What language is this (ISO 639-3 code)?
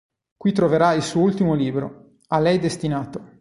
ita